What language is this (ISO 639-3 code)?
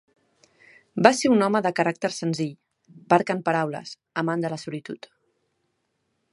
cat